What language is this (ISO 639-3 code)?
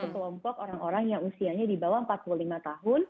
ind